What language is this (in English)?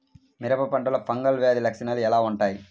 Telugu